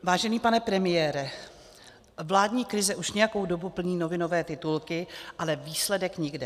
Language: Czech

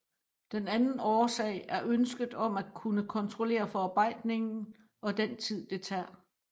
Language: Danish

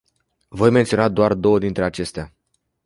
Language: Romanian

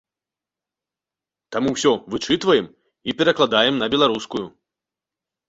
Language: Belarusian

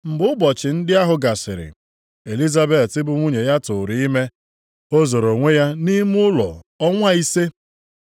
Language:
Igbo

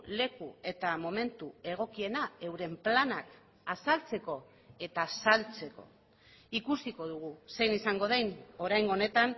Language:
Basque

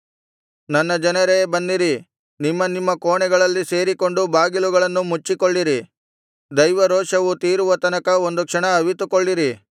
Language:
Kannada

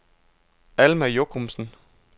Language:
Danish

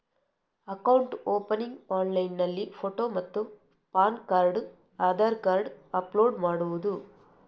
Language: Kannada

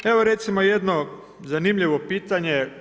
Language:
Croatian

